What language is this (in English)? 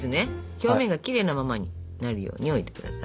Japanese